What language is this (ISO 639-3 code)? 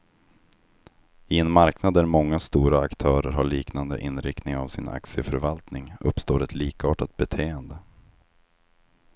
swe